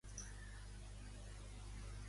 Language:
Catalan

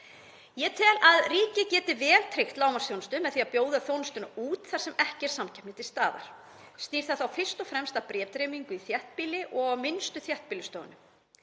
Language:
Icelandic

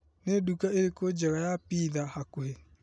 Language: Kikuyu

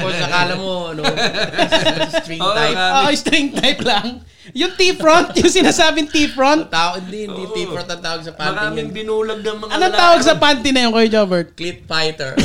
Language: Filipino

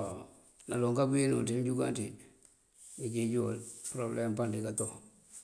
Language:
Mandjak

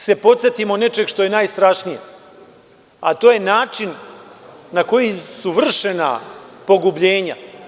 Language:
Serbian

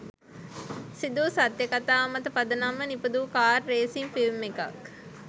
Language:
Sinhala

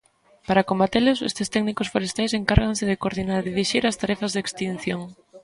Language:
Galician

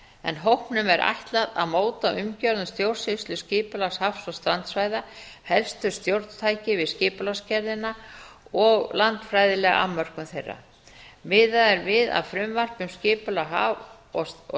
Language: Icelandic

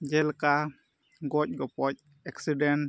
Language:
Santali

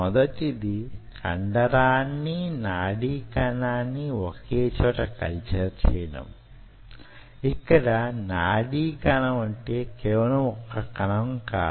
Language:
Telugu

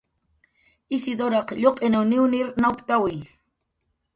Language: Jaqaru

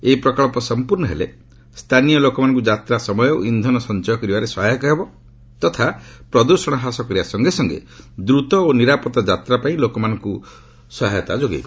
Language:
Odia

